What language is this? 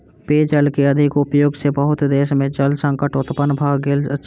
Maithili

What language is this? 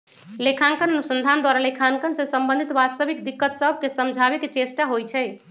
Magahi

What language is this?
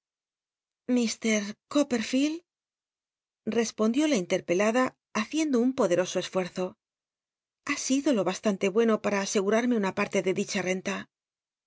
Spanish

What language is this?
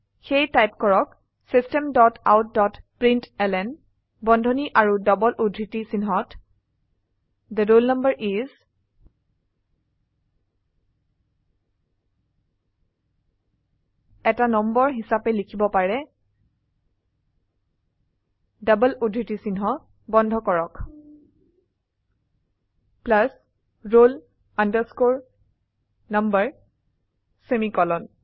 Assamese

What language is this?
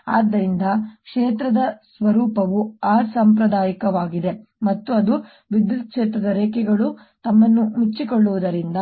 Kannada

